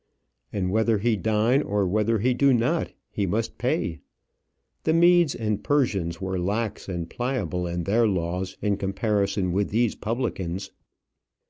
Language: English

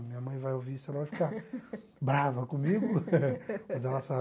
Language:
Portuguese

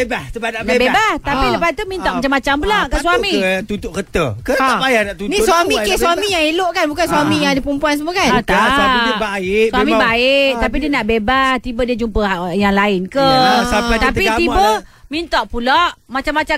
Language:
Malay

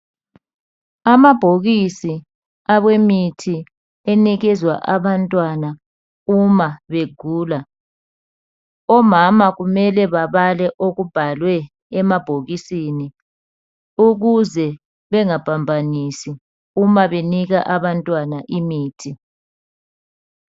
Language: North Ndebele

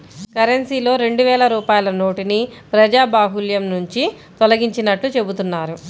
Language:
Telugu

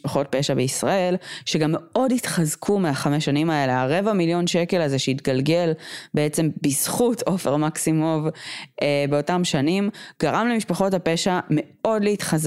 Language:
Hebrew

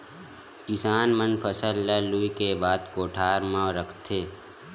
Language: Chhattisgarhi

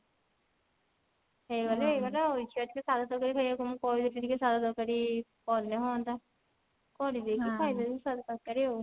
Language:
Odia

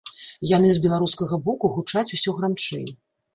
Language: Belarusian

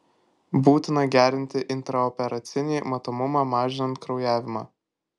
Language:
Lithuanian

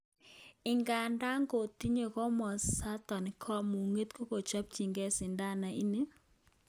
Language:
Kalenjin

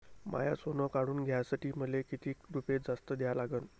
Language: Marathi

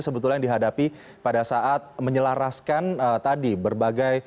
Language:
Indonesian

